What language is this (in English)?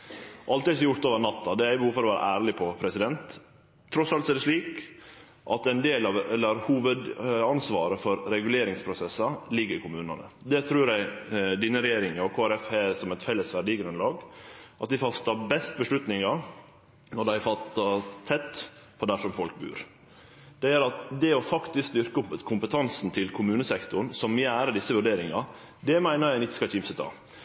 Norwegian Nynorsk